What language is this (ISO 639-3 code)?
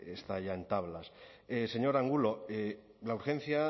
spa